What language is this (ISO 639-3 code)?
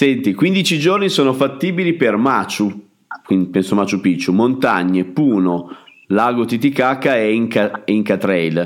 ita